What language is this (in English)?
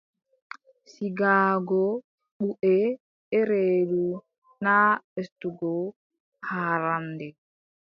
Adamawa Fulfulde